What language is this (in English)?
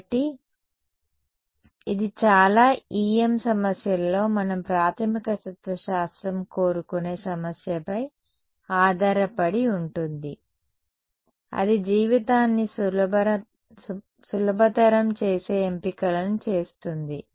Telugu